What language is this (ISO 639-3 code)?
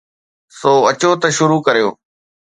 snd